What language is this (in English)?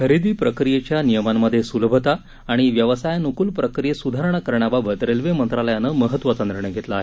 Marathi